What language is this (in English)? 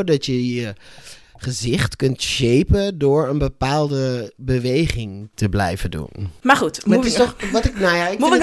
Dutch